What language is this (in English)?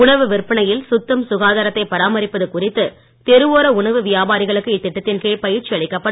Tamil